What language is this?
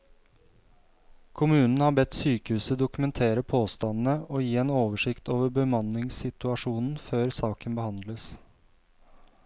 Norwegian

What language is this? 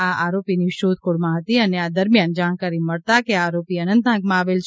Gujarati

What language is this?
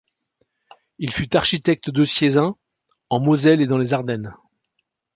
French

